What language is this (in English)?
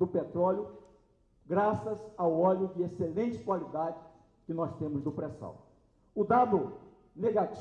Portuguese